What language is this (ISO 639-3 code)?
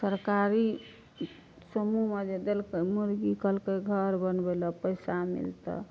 mai